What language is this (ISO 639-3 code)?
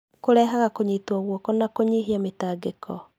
kik